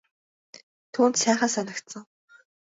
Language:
Mongolian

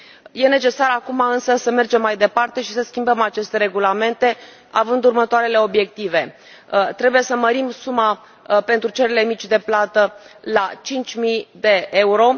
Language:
Romanian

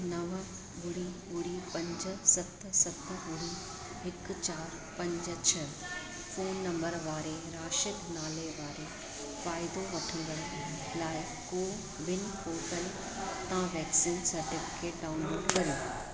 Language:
Sindhi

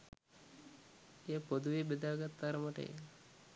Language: Sinhala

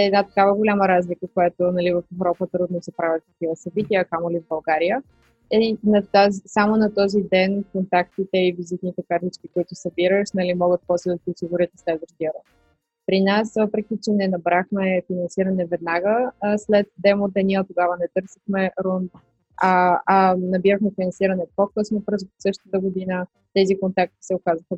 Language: Bulgarian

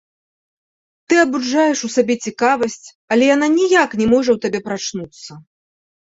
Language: Belarusian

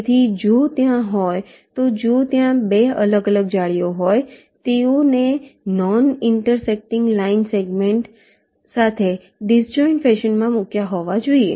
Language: Gujarati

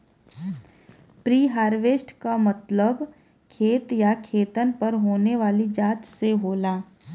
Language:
Bhojpuri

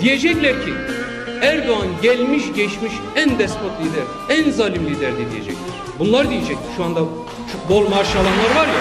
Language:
Turkish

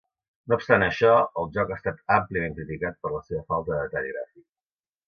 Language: Catalan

